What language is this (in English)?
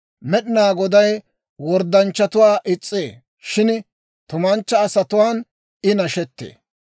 Dawro